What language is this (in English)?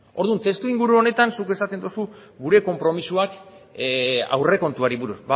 Basque